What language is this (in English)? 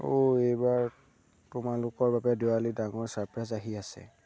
Assamese